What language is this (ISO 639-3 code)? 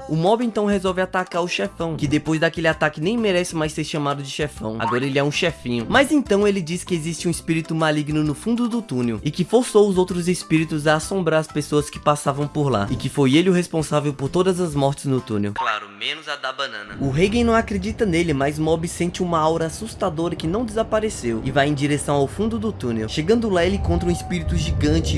por